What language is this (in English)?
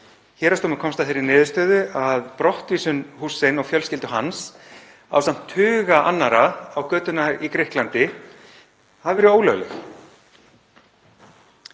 Icelandic